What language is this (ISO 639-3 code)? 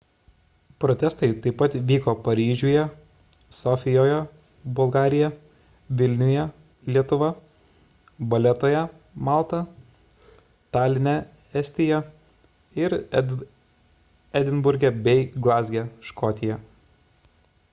lit